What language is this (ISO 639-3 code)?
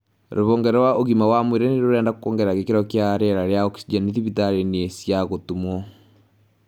kik